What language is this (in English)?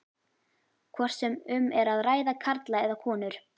Icelandic